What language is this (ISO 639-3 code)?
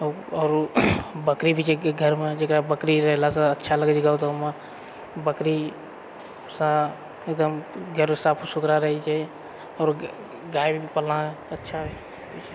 mai